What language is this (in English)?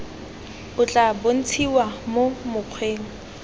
Tswana